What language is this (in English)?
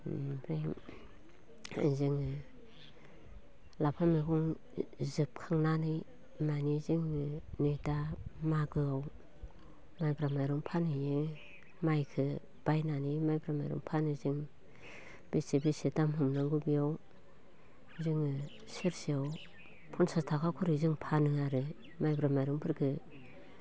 Bodo